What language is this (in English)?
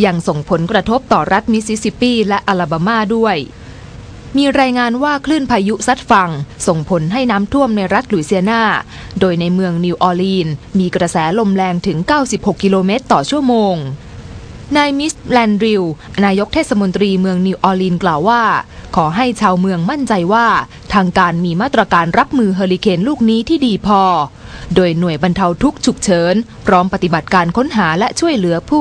Thai